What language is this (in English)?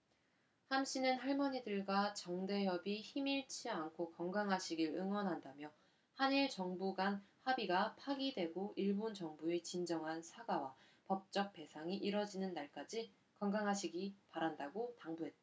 Korean